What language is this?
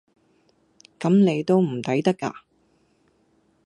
Cantonese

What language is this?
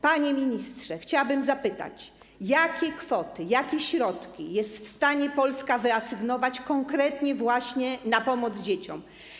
Polish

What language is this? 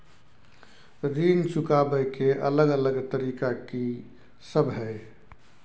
Maithili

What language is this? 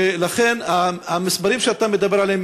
Hebrew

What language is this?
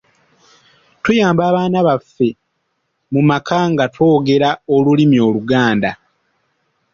Ganda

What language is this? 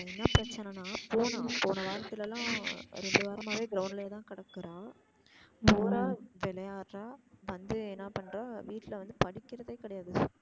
Tamil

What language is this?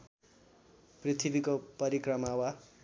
Nepali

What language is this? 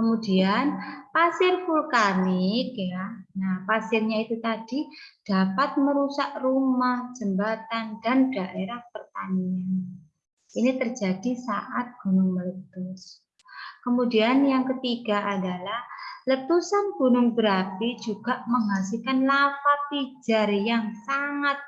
Indonesian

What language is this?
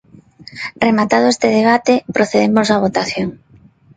Galician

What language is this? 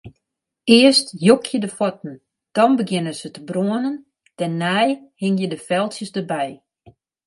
Western Frisian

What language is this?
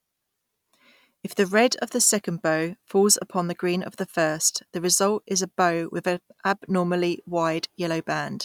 English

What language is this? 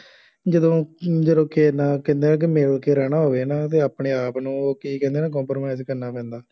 Punjabi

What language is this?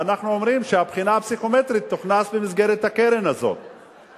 Hebrew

